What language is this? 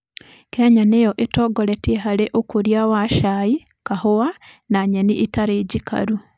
Kikuyu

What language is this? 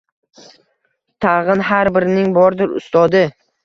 Uzbek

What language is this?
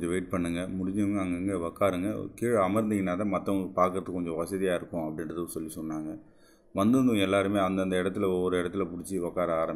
Tamil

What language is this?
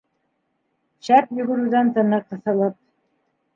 Bashkir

